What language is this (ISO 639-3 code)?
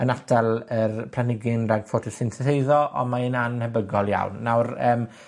cym